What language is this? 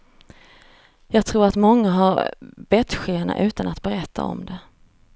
Swedish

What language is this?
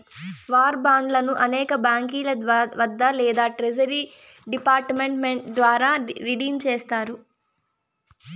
Telugu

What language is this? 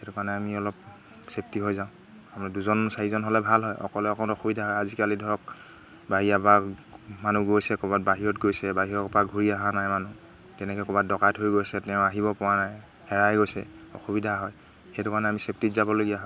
Assamese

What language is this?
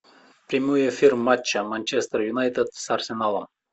Russian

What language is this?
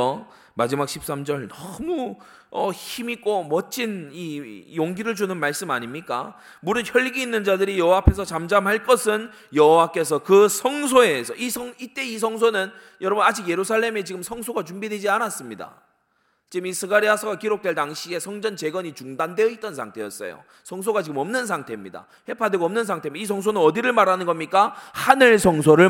Korean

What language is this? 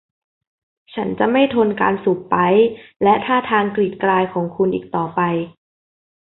Thai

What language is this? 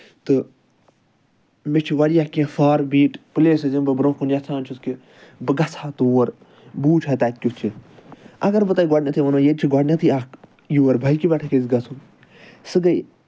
Kashmiri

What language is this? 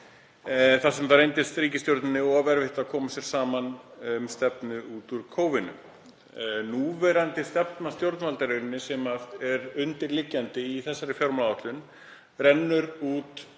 Icelandic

